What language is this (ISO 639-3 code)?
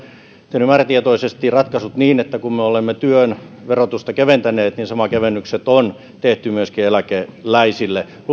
fin